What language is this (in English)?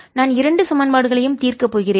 Tamil